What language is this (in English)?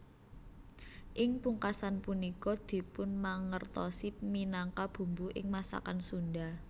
Javanese